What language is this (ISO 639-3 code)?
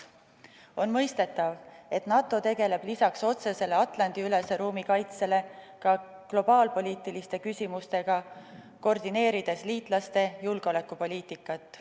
est